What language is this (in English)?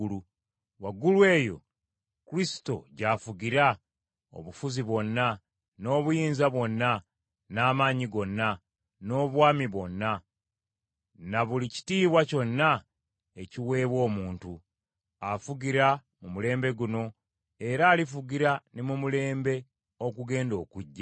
Ganda